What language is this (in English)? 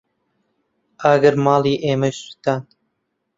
Central Kurdish